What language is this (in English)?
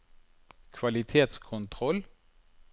Norwegian